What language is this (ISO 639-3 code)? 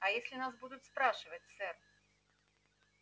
rus